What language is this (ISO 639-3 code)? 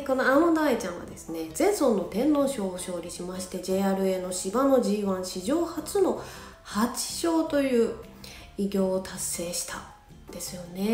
jpn